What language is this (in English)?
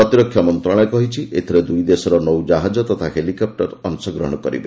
Odia